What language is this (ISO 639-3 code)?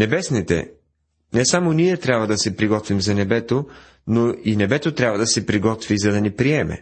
bul